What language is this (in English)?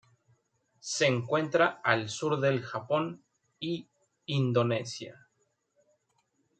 Spanish